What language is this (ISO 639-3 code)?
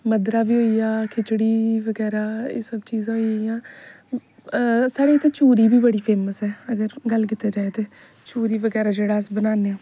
doi